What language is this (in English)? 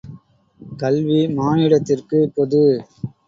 Tamil